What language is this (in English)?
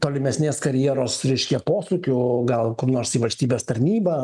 Lithuanian